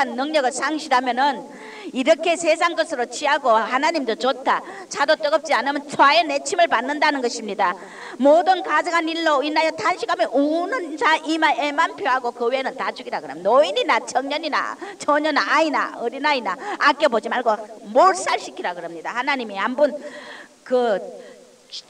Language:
Korean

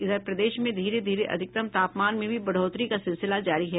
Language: Hindi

